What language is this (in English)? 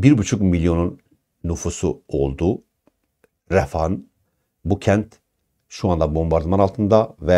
Turkish